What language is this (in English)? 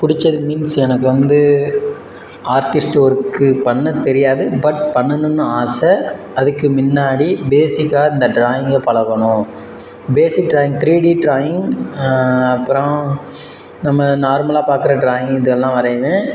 Tamil